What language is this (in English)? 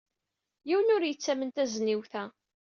Kabyle